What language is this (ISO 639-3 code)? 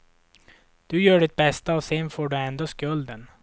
swe